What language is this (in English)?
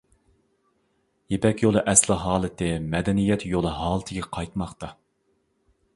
Uyghur